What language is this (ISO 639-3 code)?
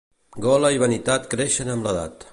cat